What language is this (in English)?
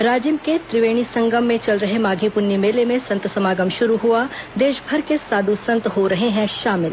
Hindi